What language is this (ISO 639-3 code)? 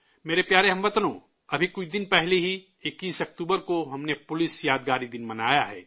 urd